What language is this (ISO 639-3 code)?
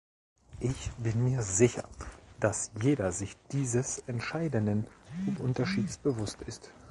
deu